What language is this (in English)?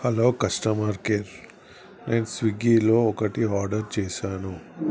Telugu